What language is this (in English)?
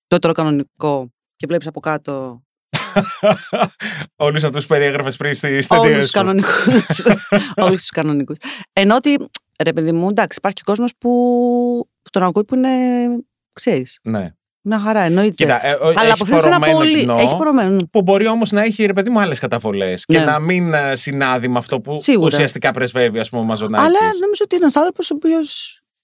Greek